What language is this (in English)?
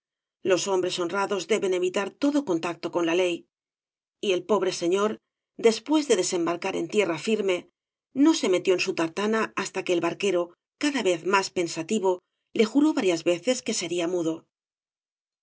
Spanish